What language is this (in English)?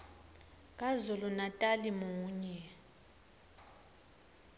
Swati